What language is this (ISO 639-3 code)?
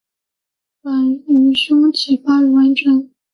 zho